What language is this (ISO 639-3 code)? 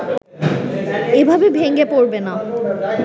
ben